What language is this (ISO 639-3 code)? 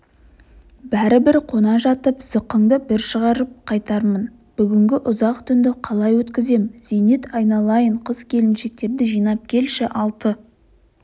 kaz